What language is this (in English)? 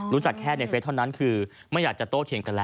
Thai